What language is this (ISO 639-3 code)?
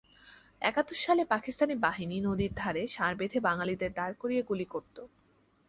ben